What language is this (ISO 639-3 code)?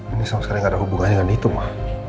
ind